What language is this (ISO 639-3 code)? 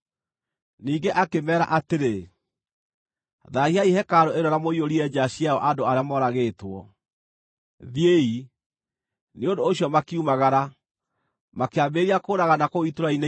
kik